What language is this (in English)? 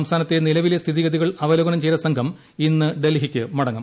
Malayalam